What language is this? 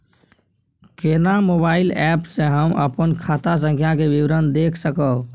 Maithili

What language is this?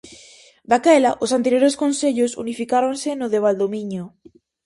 Galician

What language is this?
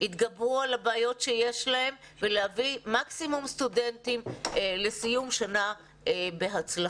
Hebrew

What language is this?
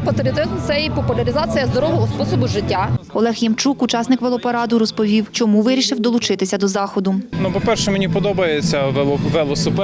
Ukrainian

